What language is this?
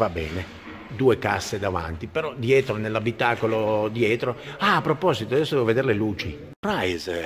Italian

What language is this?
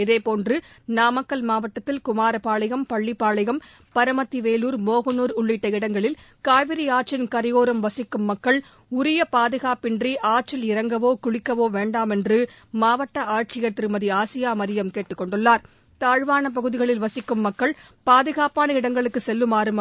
Tamil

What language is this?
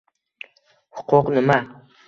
Uzbek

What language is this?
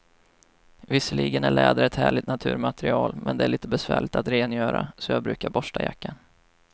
Swedish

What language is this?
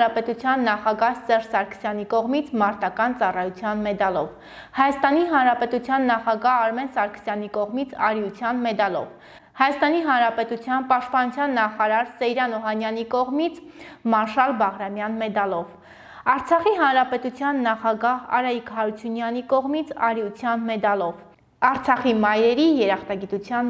Turkish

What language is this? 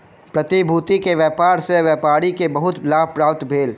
Maithili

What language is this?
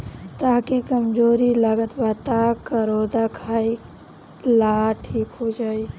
Bhojpuri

